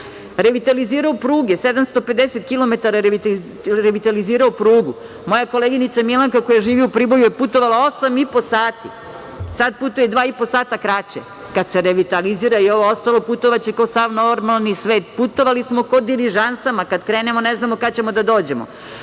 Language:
Serbian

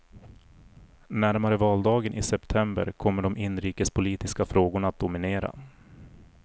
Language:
Swedish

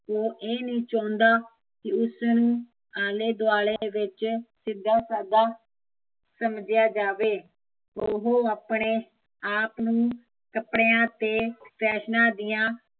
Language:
Punjabi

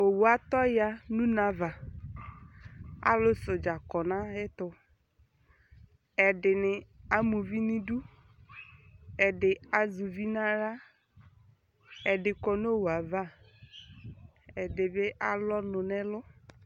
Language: Ikposo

